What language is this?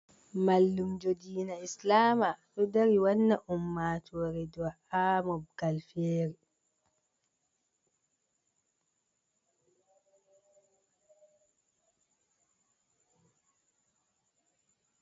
Fula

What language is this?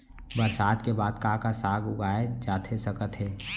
Chhattisgarhi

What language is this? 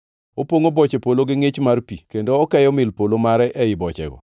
Luo (Kenya and Tanzania)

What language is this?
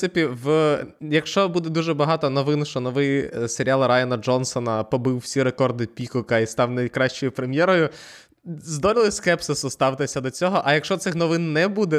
Ukrainian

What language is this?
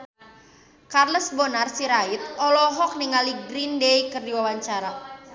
Sundanese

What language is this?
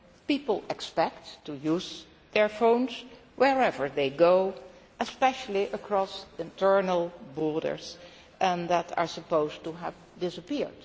English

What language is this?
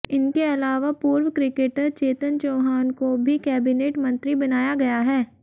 Hindi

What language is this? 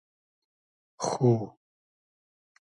Hazaragi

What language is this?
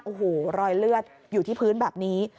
Thai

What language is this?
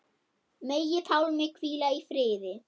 Icelandic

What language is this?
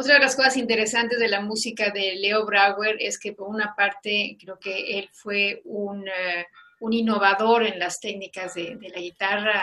Spanish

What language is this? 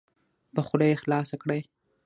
Pashto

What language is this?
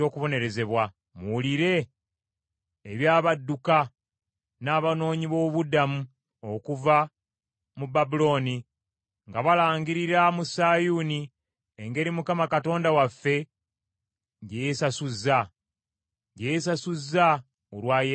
Ganda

